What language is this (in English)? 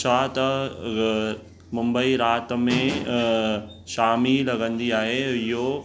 Sindhi